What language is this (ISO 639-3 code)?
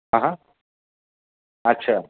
mar